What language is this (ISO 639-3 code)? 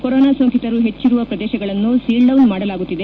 kan